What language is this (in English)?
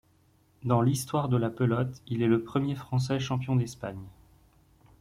French